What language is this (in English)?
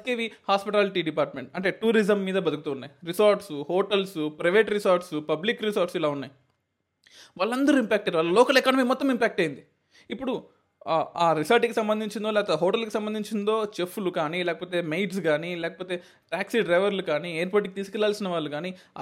Telugu